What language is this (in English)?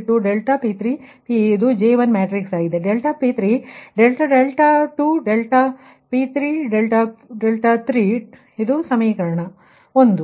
Kannada